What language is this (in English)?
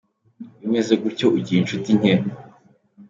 Kinyarwanda